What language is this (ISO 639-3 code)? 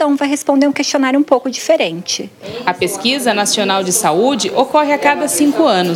por